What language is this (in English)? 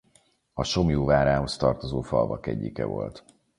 Hungarian